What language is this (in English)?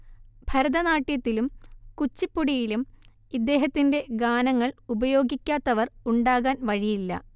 Malayalam